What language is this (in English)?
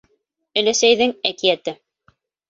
Bashkir